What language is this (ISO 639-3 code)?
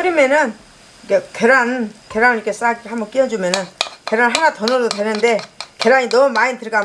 kor